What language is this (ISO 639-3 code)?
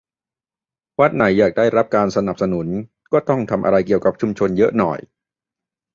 tha